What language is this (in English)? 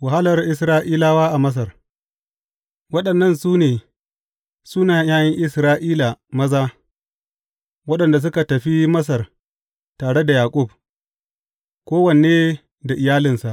Hausa